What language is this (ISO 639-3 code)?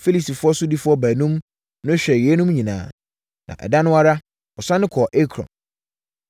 aka